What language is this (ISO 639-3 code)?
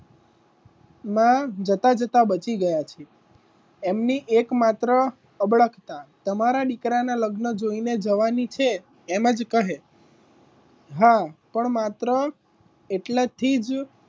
guj